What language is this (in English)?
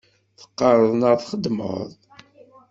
Kabyle